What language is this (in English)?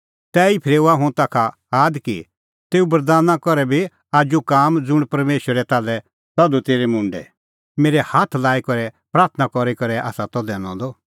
Kullu Pahari